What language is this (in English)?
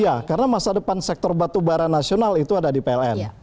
Indonesian